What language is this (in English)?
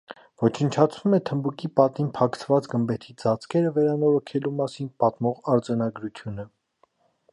Armenian